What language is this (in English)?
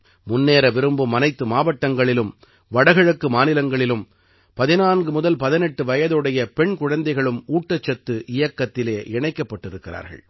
Tamil